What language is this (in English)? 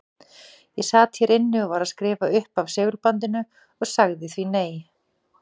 Icelandic